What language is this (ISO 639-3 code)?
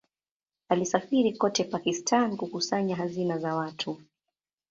swa